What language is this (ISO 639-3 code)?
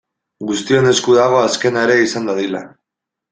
eus